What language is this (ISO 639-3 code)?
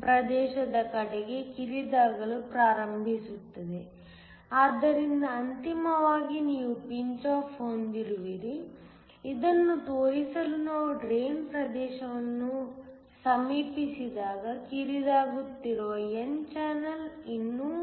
kan